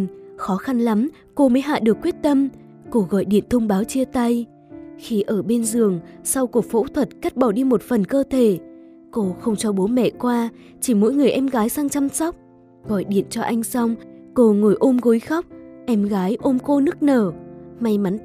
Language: Vietnamese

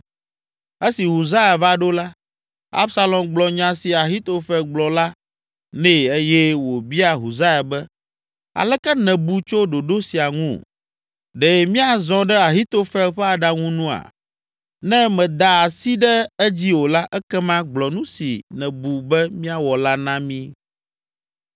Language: Ewe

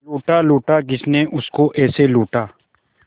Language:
Hindi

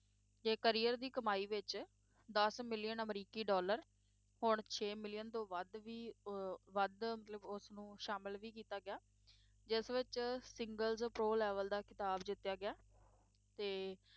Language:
Punjabi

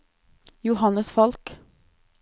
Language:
Norwegian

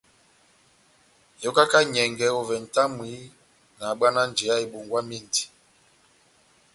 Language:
Batanga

